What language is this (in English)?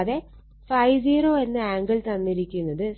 Malayalam